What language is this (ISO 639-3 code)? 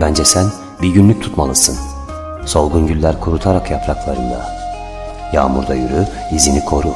tur